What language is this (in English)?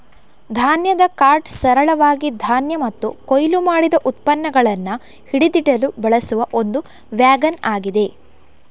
Kannada